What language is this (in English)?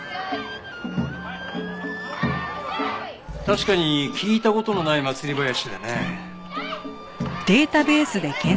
Japanese